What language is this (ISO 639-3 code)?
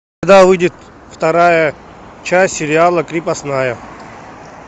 rus